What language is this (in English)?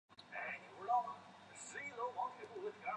Chinese